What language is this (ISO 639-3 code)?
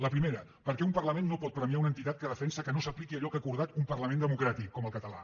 cat